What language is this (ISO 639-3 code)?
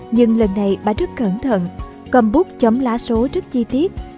vie